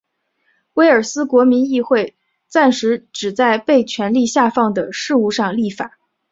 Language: Chinese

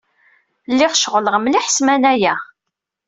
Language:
Kabyle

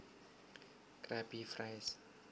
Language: Javanese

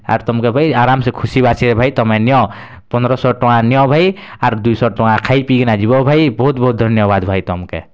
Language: Odia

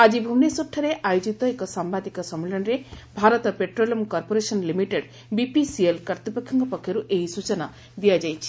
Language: Odia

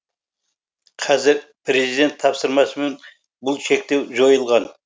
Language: Kazakh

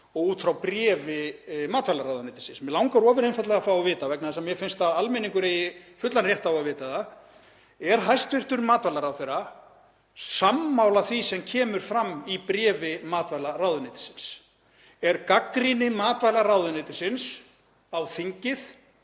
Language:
Icelandic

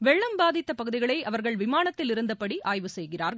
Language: Tamil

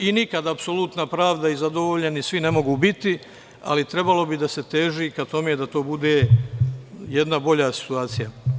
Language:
Serbian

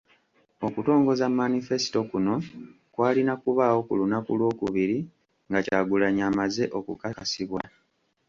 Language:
Ganda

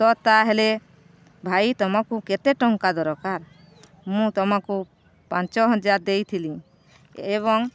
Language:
Odia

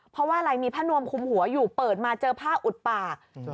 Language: Thai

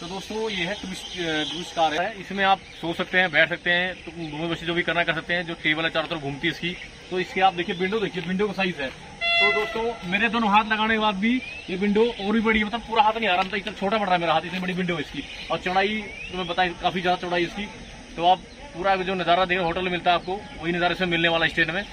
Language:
Hindi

